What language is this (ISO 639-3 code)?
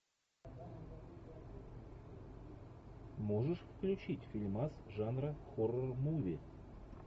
rus